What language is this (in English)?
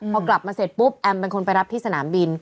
Thai